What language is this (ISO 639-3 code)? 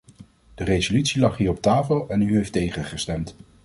nld